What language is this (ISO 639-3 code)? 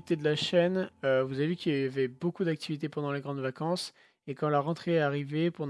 fra